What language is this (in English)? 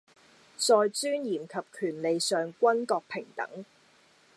Cantonese